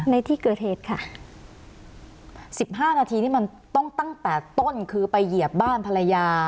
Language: Thai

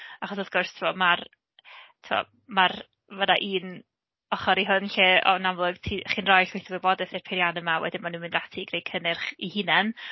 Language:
Welsh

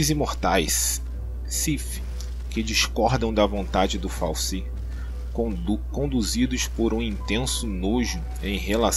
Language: Portuguese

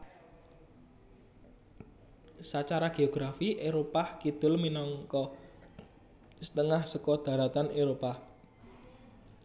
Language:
Javanese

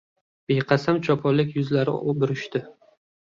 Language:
Uzbek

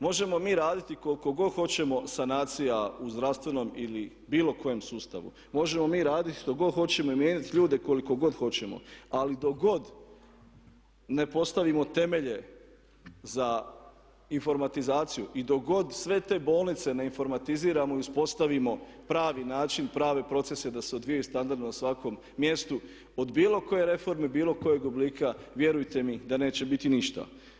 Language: Croatian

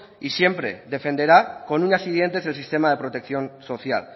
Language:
Spanish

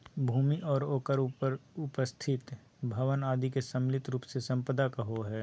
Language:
Magahi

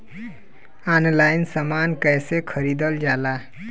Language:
Bhojpuri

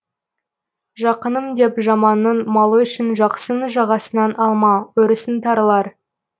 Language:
Kazakh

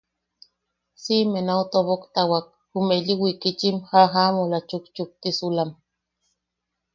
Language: Yaqui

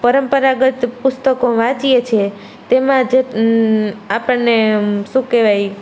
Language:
Gujarati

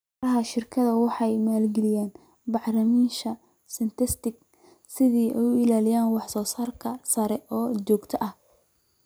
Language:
Somali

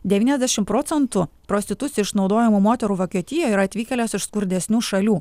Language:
Lithuanian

